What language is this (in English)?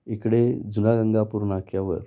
Marathi